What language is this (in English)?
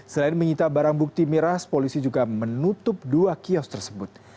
Indonesian